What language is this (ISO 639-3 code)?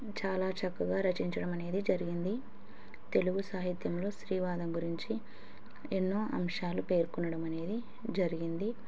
tel